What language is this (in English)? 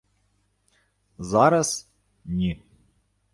Ukrainian